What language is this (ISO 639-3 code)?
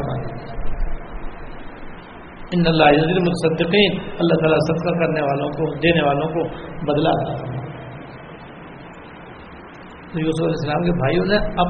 urd